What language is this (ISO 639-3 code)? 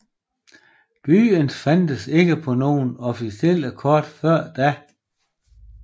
dan